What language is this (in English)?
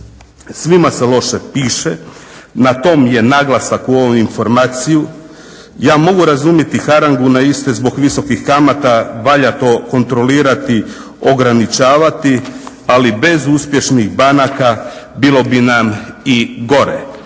Croatian